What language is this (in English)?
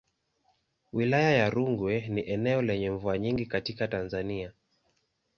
Swahili